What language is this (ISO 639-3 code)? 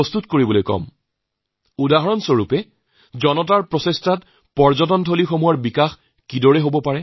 asm